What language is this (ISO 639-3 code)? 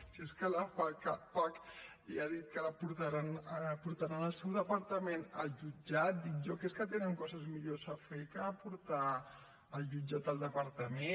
cat